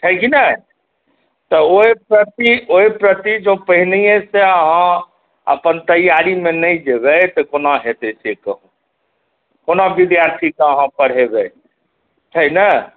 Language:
Maithili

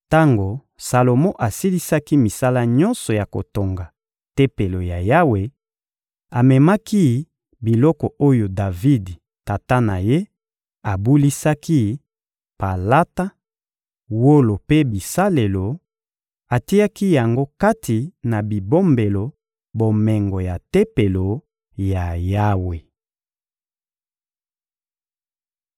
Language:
Lingala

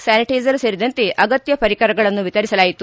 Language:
Kannada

